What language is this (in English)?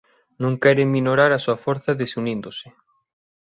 Galician